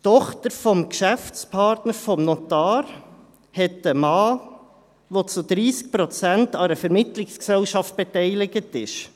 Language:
Swiss German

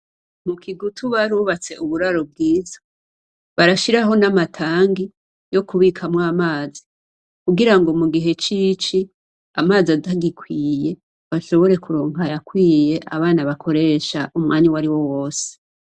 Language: Rundi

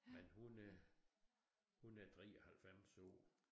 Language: Danish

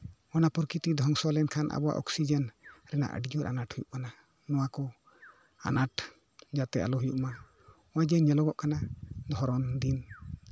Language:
Santali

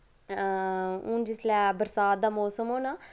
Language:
Dogri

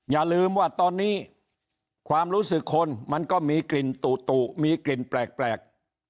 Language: Thai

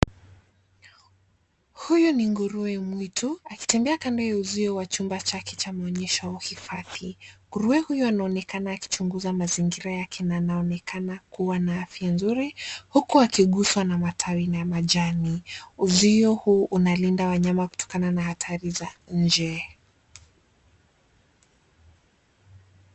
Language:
Swahili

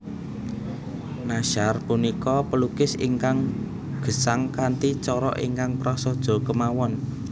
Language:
Javanese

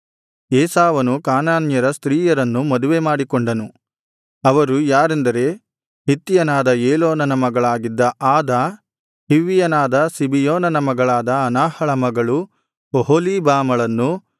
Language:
Kannada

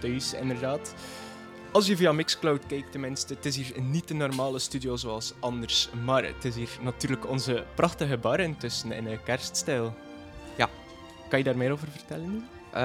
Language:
Dutch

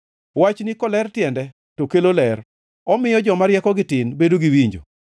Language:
Luo (Kenya and Tanzania)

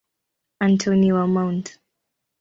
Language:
Swahili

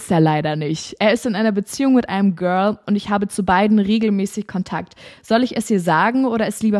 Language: German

